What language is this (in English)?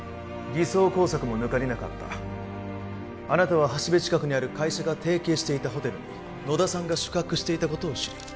Japanese